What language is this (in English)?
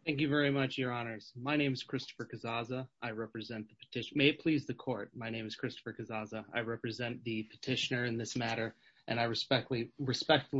English